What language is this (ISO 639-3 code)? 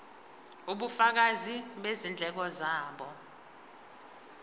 zul